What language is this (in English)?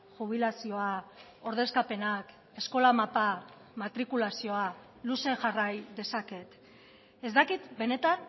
Basque